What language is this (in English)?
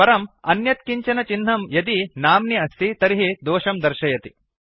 Sanskrit